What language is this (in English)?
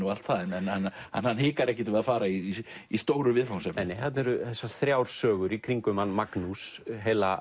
Icelandic